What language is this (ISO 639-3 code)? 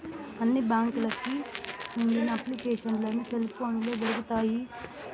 tel